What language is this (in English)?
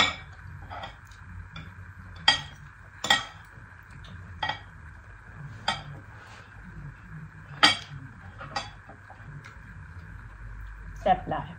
Thai